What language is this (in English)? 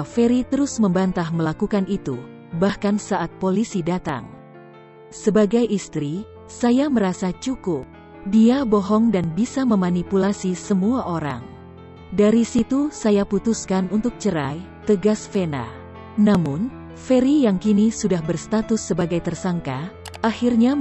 Indonesian